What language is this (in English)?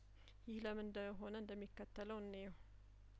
Amharic